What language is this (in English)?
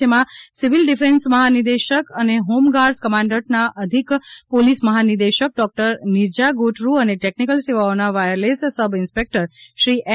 Gujarati